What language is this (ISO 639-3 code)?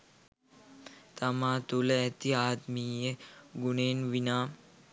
sin